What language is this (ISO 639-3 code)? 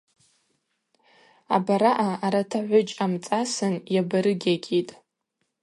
abq